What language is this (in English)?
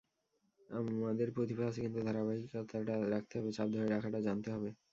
Bangla